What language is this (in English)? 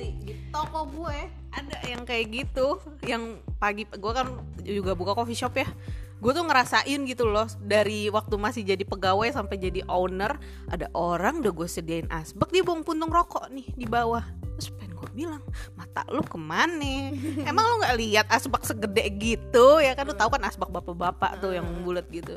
Indonesian